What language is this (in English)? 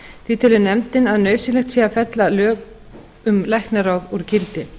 Icelandic